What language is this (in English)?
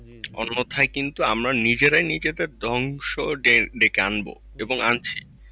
Bangla